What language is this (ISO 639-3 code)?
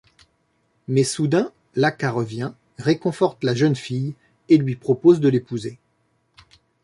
fra